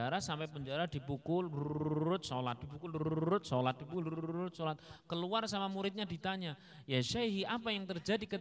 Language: Indonesian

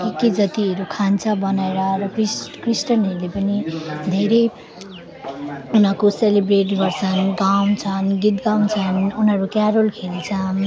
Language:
Nepali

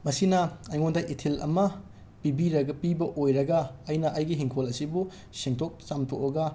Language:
Manipuri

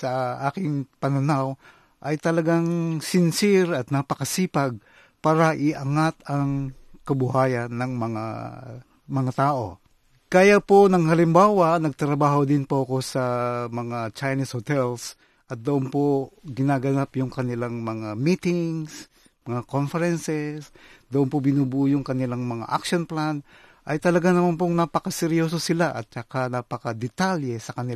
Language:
Filipino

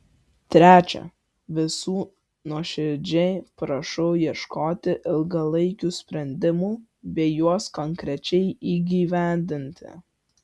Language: Lithuanian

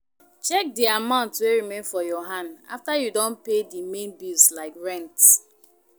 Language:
Nigerian Pidgin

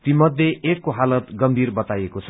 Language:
Nepali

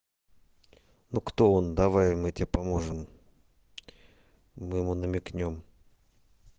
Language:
Russian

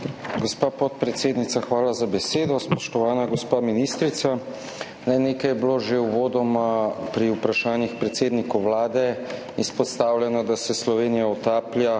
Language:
Slovenian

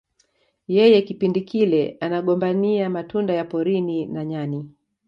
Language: Swahili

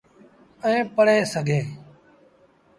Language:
Sindhi Bhil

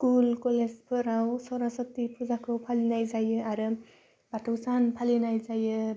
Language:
Bodo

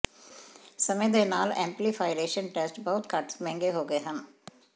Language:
Punjabi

